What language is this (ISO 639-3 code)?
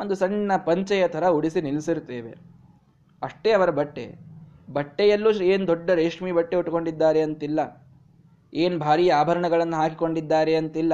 kan